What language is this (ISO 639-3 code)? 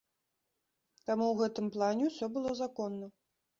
bel